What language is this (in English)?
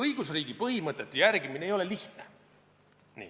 Estonian